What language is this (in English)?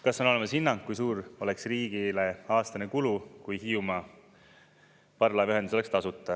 Estonian